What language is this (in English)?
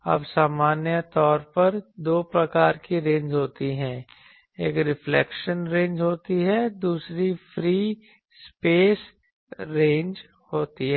Hindi